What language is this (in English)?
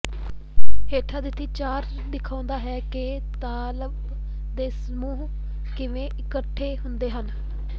Punjabi